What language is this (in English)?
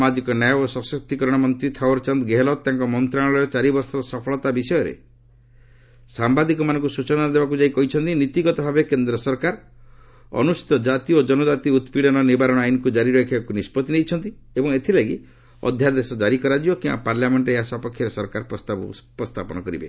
Odia